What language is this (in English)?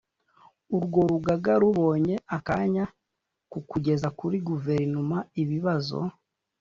Kinyarwanda